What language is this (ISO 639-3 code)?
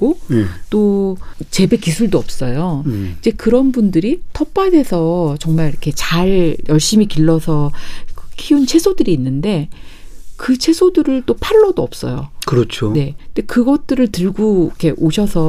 kor